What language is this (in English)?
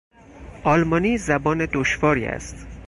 Persian